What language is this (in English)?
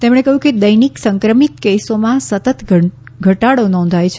Gujarati